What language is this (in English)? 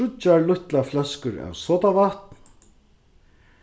Faroese